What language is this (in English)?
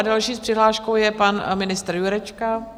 Czech